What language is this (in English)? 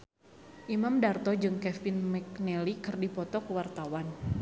Sundanese